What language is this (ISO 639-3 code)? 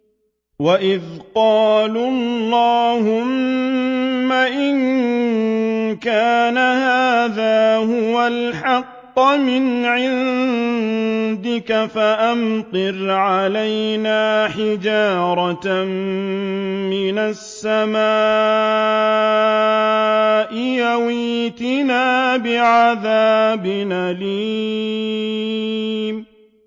ara